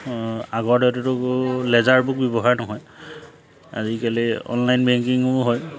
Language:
Assamese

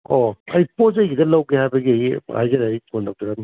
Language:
Manipuri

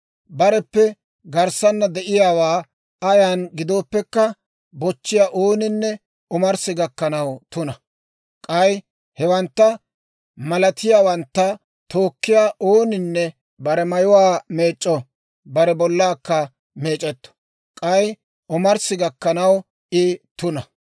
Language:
Dawro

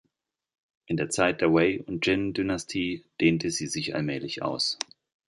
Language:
German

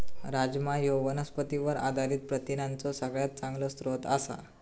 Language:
Marathi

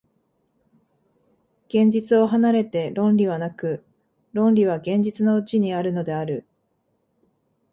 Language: Japanese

